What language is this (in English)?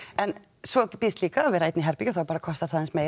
Icelandic